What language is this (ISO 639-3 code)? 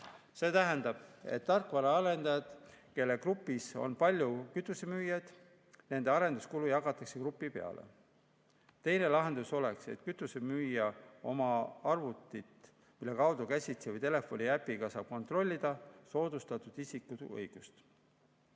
est